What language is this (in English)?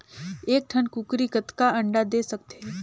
Chhattisgarhi